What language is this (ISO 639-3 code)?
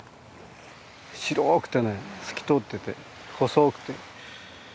jpn